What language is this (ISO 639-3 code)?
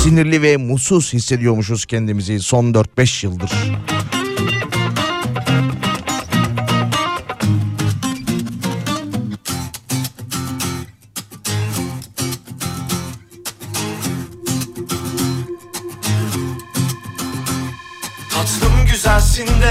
tur